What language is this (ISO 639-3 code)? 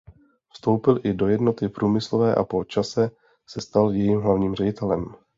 ces